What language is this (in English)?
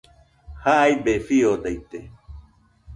Nüpode Huitoto